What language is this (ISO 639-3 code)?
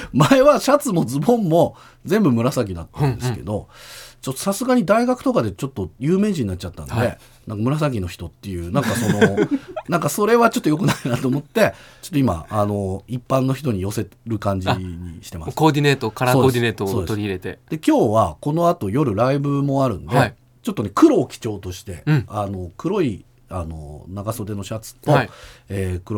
jpn